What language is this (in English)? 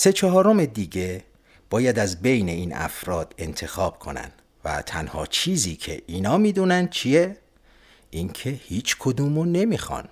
Persian